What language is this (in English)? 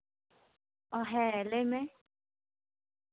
Santali